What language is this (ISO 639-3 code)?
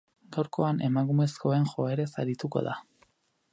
eus